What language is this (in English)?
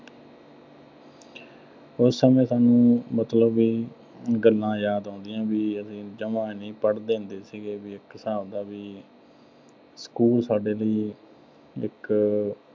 Punjabi